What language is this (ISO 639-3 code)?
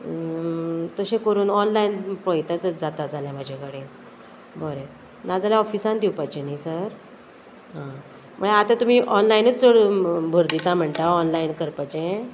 kok